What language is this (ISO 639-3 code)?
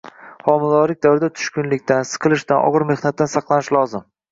uzb